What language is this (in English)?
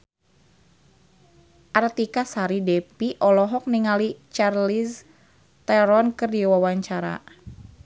Sundanese